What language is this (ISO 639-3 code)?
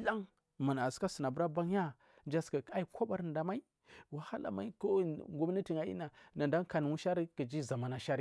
mfm